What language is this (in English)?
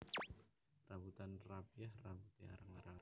Javanese